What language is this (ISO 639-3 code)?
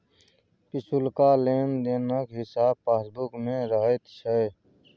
mai